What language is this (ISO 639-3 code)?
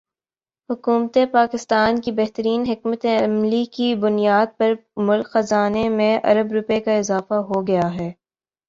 urd